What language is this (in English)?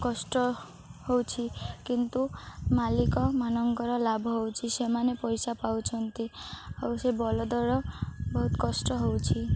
Odia